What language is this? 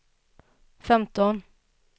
Swedish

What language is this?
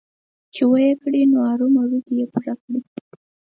Pashto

